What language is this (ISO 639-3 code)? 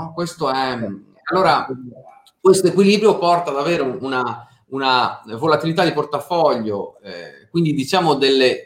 ita